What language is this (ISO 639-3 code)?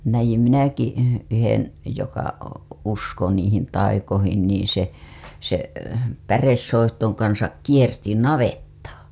fin